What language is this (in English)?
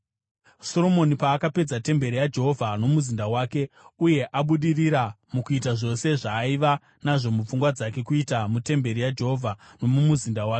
Shona